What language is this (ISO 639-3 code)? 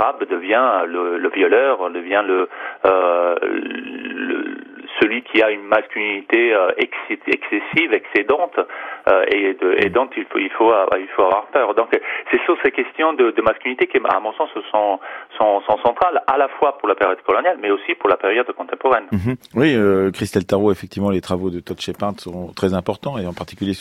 fra